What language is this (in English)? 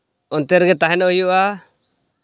Santali